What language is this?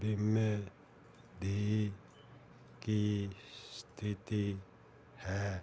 Punjabi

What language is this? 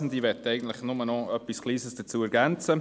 Swiss German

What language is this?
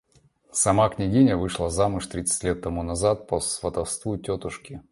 Russian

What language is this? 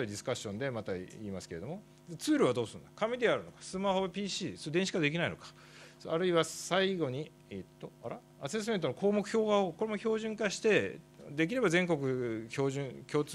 Japanese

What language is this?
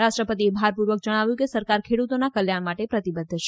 Gujarati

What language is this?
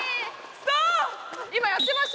Japanese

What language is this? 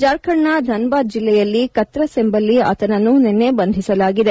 Kannada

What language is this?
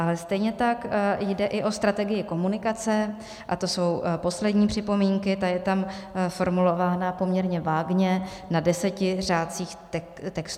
Czech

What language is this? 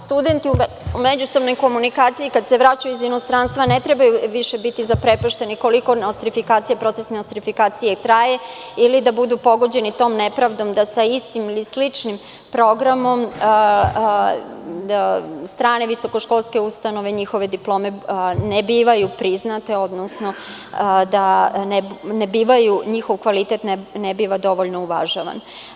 Serbian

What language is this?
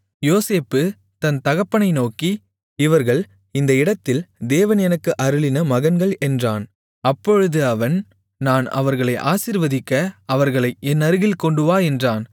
Tamil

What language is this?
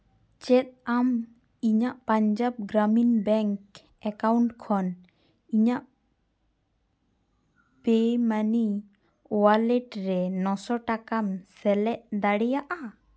Santali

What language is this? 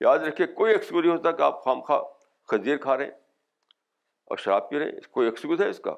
Urdu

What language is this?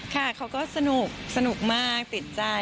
Thai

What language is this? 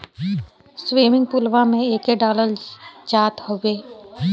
Bhojpuri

